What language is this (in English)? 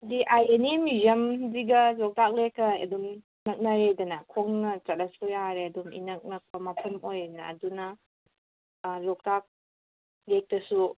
Manipuri